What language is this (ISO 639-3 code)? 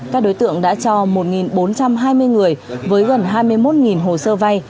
vie